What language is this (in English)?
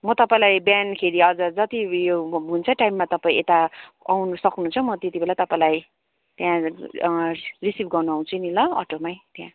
Nepali